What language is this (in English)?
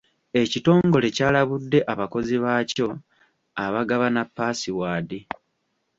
Ganda